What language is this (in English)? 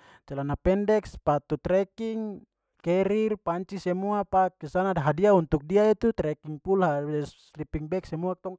Papuan Malay